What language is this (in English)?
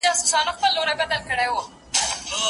Pashto